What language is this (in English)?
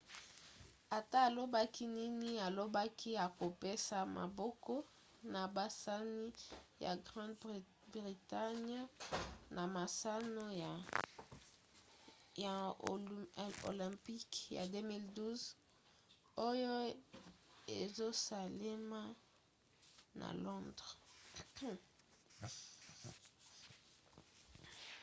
Lingala